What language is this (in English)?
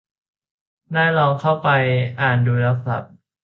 Thai